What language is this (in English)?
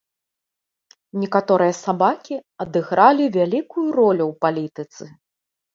Belarusian